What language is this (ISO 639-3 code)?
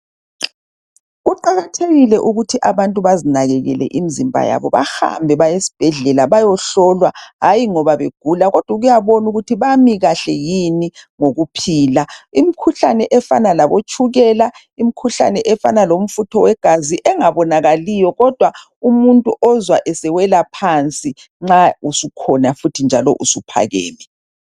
nde